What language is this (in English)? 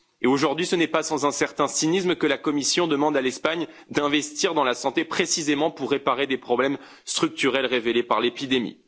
French